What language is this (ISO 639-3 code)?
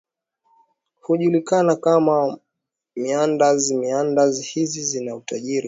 swa